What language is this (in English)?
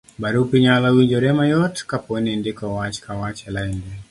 Luo (Kenya and Tanzania)